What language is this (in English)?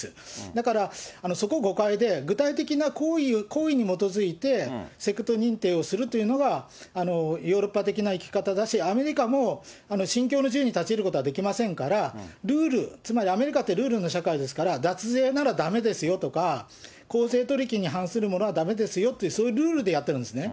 Japanese